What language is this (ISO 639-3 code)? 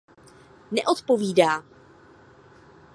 ces